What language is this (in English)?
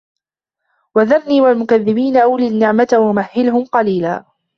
Arabic